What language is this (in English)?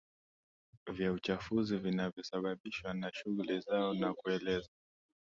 Swahili